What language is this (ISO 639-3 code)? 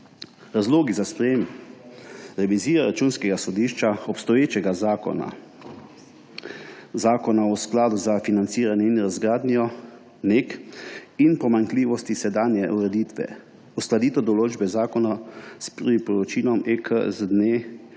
slv